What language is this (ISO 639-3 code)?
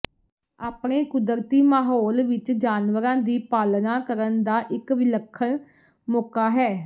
pan